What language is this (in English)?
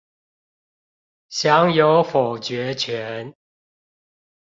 Chinese